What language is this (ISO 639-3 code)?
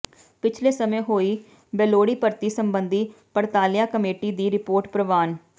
pan